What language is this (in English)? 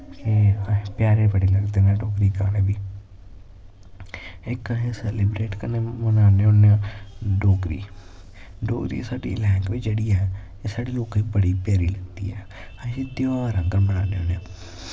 Dogri